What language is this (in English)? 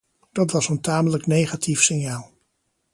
Dutch